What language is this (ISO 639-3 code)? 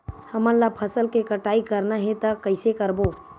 hne